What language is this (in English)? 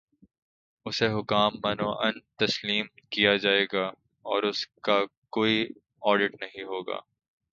Urdu